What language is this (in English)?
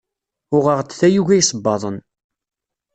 Kabyle